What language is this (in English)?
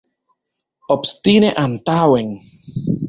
Esperanto